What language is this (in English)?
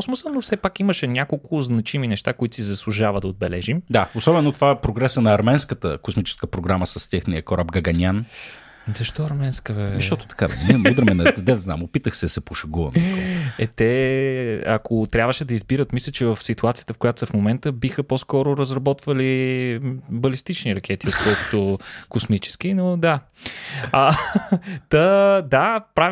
Bulgarian